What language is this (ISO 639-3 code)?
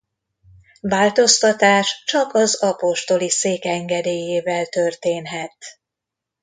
hun